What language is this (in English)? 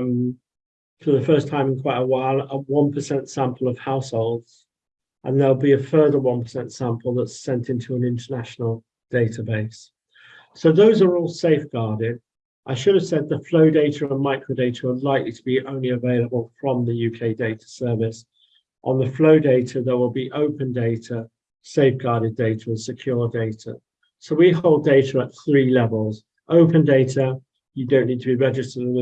English